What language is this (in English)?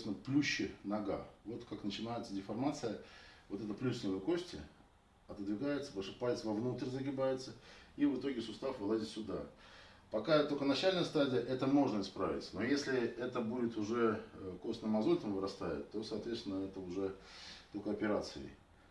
Russian